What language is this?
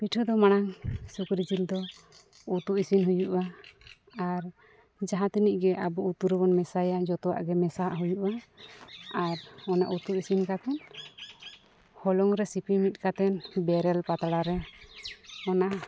Santali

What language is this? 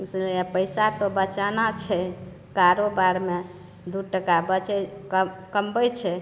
Maithili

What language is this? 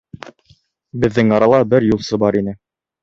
Bashkir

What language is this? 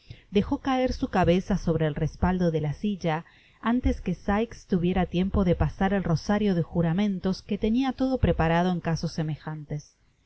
Spanish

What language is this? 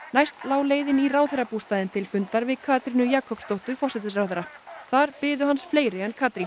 Icelandic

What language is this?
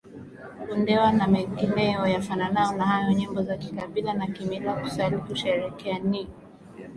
Swahili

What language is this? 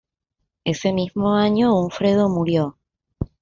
Spanish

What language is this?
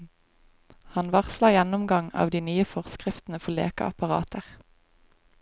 Norwegian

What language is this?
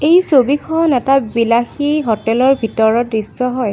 Assamese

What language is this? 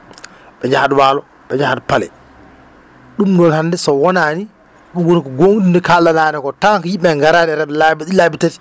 Fula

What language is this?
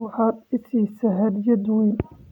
Somali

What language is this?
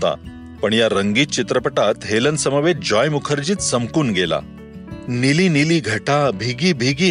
Marathi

